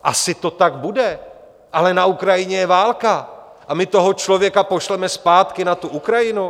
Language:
Czech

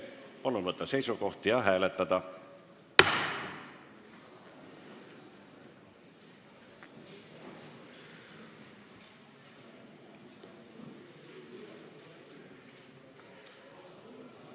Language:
Estonian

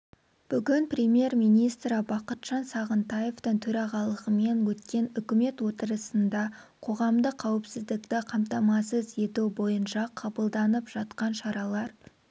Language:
Kazakh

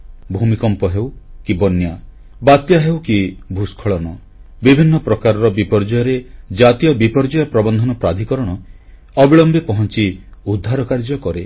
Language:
Odia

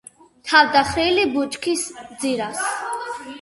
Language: Georgian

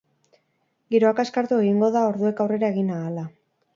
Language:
Basque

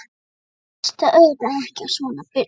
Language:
Icelandic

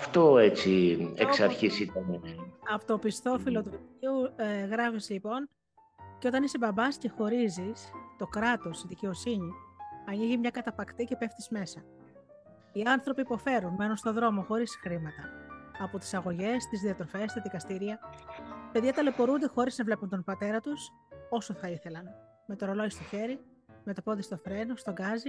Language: Greek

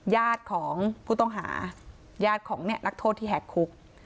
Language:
Thai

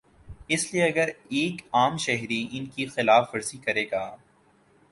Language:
Urdu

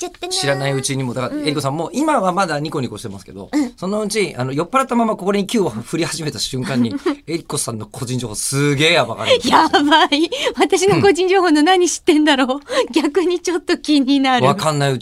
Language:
Japanese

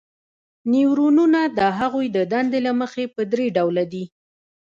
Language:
Pashto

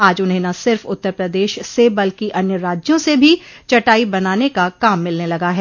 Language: Hindi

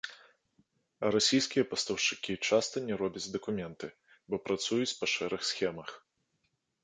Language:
Belarusian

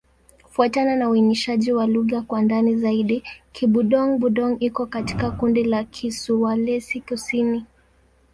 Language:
Swahili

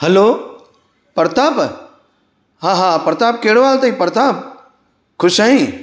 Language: Sindhi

